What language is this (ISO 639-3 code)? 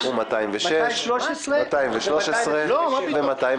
heb